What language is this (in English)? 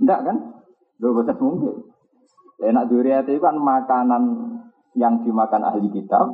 Indonesian